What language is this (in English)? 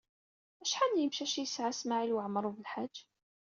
Kabyle